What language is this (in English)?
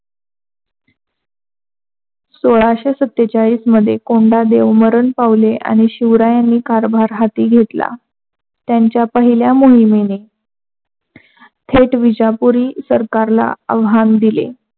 Marathi